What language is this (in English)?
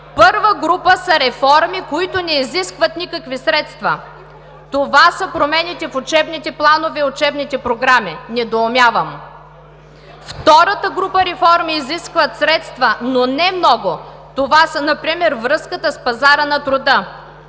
Bulgarian